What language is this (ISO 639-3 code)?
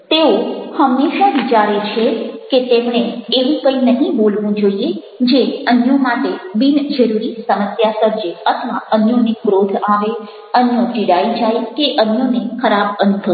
guj